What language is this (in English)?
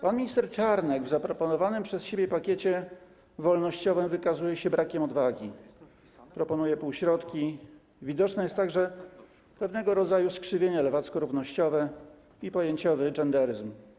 Polish